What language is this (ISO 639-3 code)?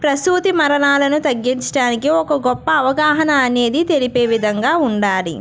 tel